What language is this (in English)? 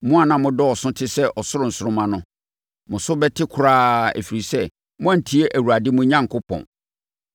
Akan